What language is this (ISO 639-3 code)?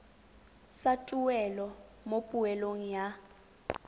tsn